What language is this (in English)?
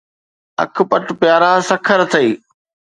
Sindhi